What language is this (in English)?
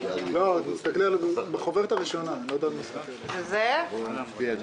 Hebrew